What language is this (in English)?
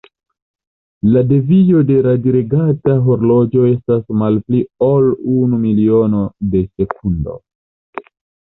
Esperanto